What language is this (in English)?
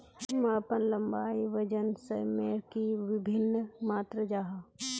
Magahi